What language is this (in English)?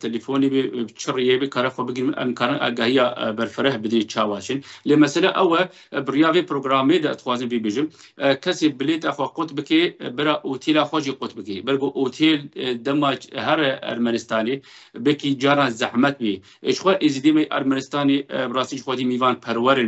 Arabic